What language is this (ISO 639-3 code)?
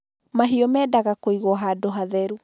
kik